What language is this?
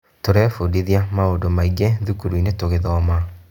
Kikuyu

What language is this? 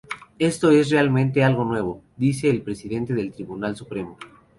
Spanish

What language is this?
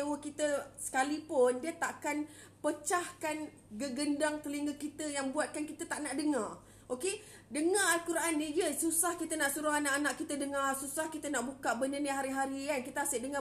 Malay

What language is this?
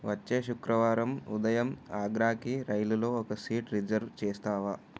Telugu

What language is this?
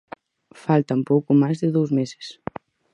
Galician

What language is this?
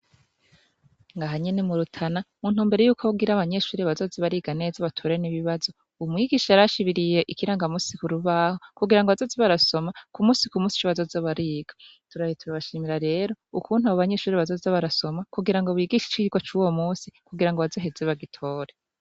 Rundi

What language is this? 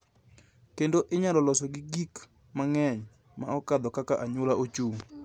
Luo (Kenya and Tanzania)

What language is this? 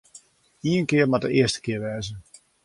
Western Frisian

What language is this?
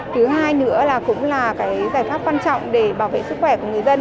Vietnamese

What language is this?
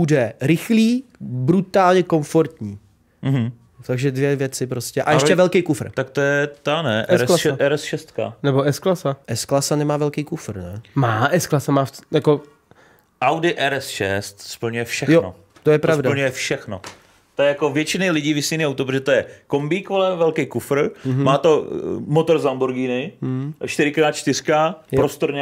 Czech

